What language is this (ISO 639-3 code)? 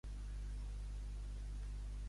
cat